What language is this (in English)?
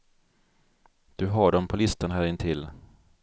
Swedish